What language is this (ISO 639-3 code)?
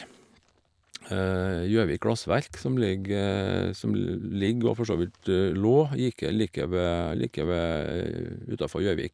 nor